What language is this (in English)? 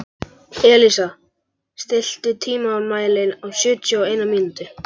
Icelandic